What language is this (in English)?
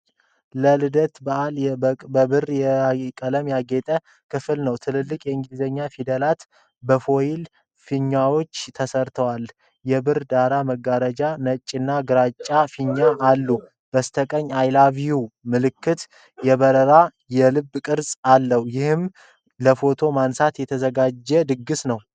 Amharic